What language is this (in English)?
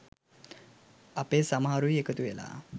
Sinhala